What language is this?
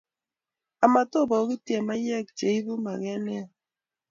Kalenjin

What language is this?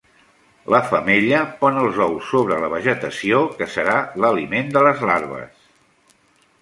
Catalan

